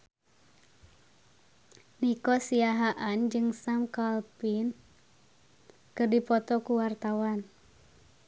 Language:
Sundanese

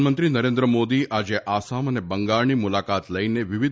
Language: Gujarati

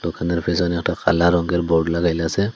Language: Bangla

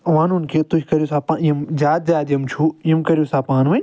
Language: Kashmiri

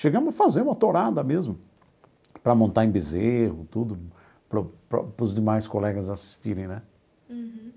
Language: Portuguese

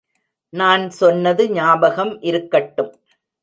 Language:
Tamil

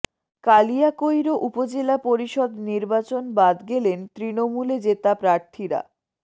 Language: Bangla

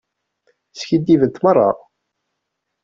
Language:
Kabyle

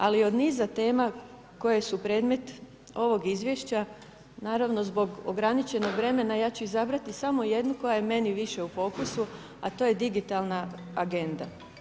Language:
Croatian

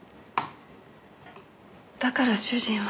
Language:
Japanese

